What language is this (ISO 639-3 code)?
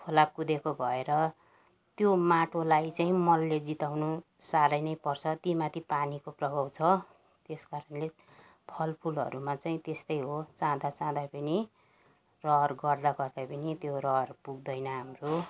nep